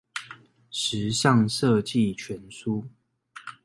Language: Chinese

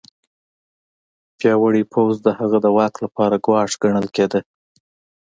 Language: Pashto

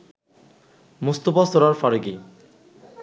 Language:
Bangla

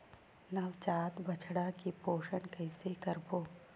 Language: Chhattisgarhi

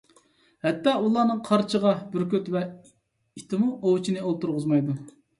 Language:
Uyghur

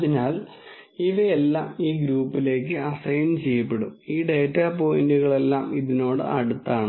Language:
Malayalam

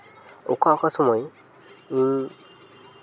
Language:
Santali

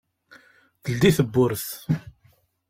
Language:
Kabyle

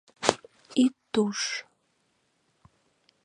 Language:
Mari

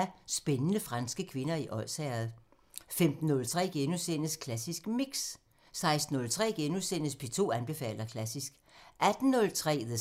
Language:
Danish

